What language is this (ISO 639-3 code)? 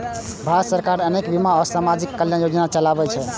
mai